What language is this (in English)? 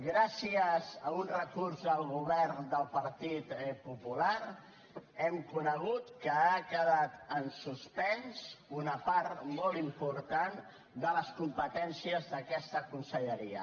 Catalan